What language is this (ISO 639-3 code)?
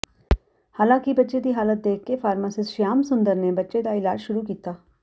pan